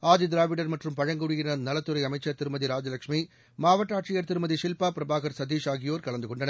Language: Tamil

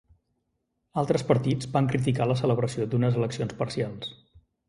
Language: Catalan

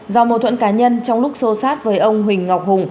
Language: Vietnamese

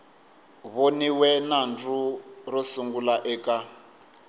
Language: Tsonga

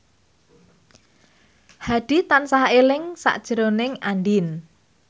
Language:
Javanese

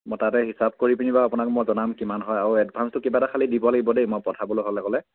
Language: Assamese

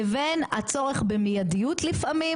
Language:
Hebrew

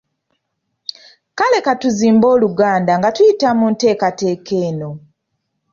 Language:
Ganda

